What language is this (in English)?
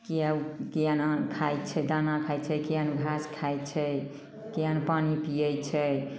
Maithili